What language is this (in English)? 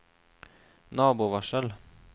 Norwegian